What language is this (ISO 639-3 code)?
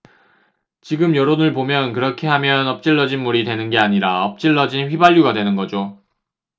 kor